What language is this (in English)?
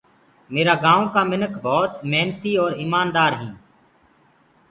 Gurgula